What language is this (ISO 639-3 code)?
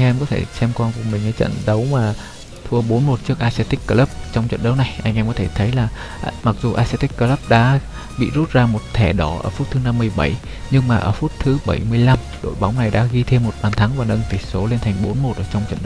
vie